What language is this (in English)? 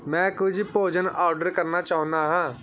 Punjabi